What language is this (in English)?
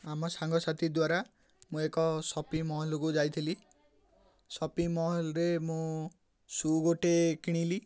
Odia